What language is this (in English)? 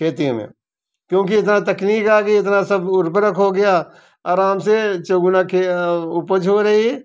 Hindi